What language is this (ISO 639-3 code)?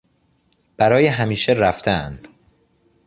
fas